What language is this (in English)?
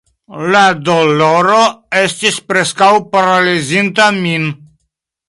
Esperanto